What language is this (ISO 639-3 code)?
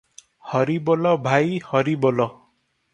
ori